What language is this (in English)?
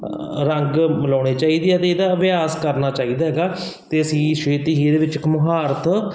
Punjabi